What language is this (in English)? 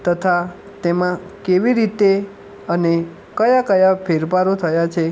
Gujarati